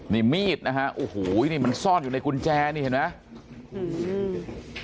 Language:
Thai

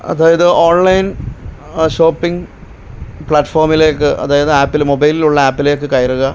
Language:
Malayalam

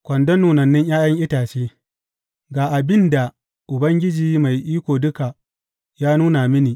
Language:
Hausa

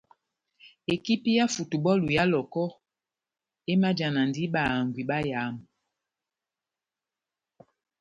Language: Batanga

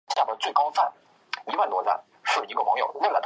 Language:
Chinese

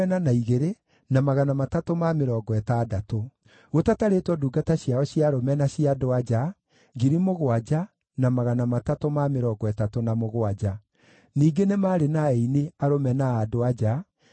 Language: Kikuyu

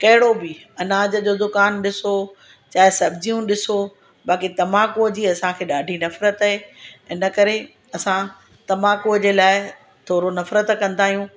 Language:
Sindhi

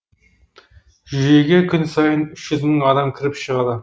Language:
Kazakh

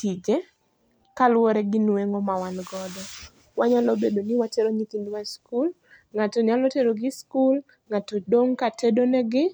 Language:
Luo (Kenya and Tanzania)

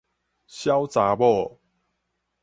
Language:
Min Nan Chinese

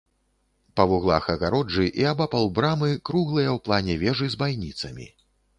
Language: Belarusian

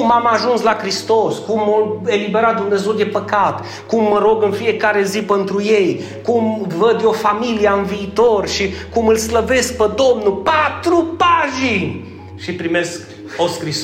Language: Romanian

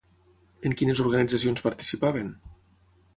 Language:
Catalan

